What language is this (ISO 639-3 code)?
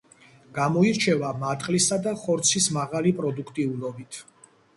kat